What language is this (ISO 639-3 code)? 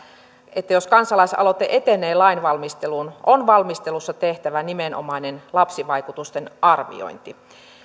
fin